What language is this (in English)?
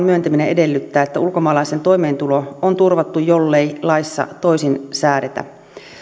Finnish